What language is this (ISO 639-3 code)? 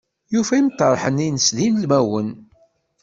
kab